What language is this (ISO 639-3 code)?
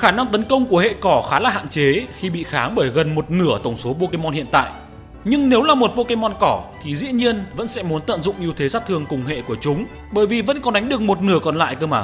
vie